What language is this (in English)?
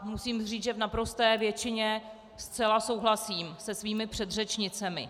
Czech